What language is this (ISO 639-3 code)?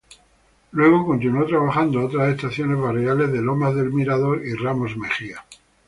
spa